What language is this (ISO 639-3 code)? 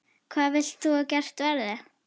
isl